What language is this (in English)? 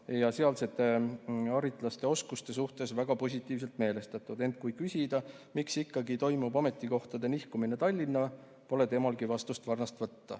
Estonian